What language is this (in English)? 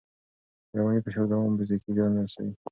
Pashto